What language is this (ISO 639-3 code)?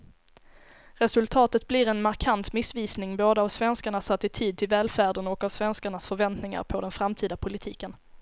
swe